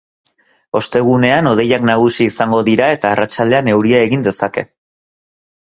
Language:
Basque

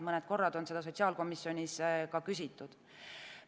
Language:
Estonian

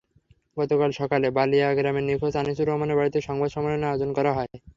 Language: Bangla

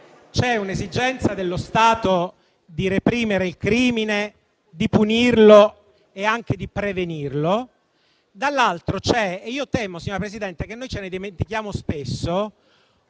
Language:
Italian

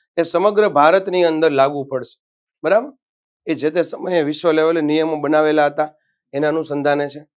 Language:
Gujarati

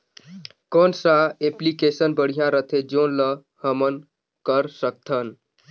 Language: Chhattisgarhi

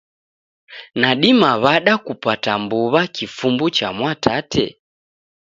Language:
Taita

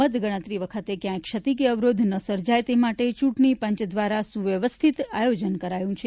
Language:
Gujarati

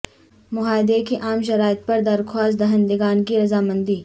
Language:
Urdu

